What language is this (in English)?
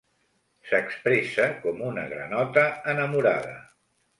Catalan